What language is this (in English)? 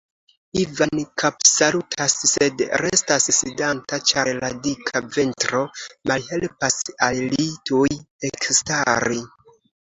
Esperanto